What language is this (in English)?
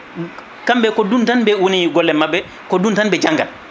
Fula